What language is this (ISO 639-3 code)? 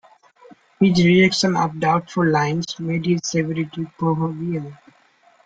eng